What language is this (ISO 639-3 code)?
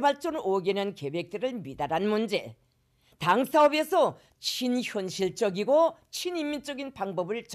kor